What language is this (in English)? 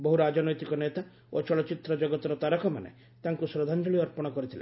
Odia